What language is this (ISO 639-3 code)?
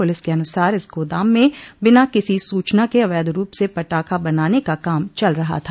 hin